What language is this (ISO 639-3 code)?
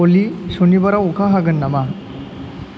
brx